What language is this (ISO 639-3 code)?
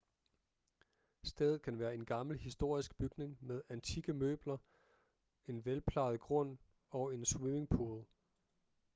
dan